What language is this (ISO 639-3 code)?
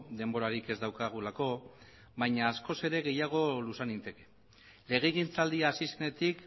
eus